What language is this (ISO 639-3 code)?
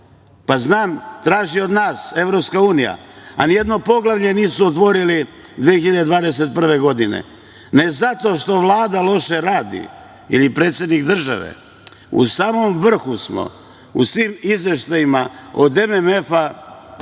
srp